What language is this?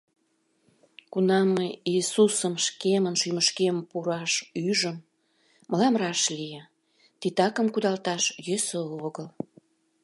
Mari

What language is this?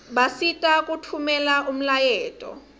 Swati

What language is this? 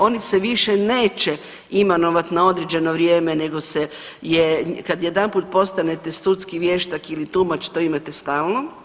Croatian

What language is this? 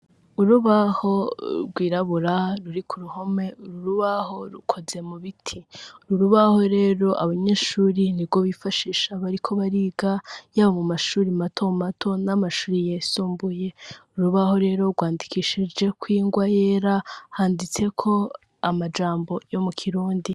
Rundi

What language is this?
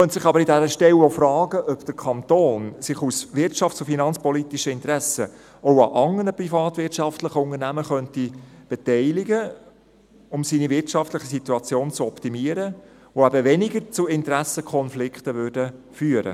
Swiss German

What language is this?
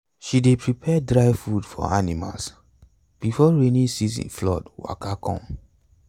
Nigerian Pidgin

